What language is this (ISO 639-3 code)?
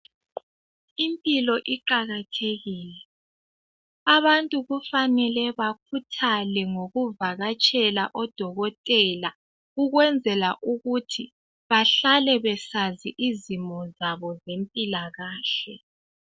nde